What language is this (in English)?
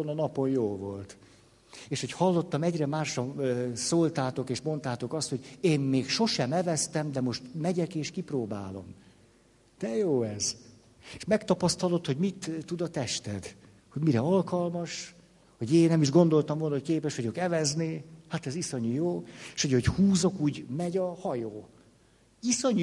Hungarian